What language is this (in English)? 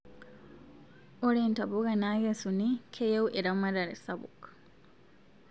Masai